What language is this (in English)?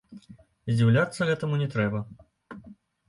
Belarusian